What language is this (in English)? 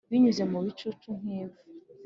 Kinyarwanda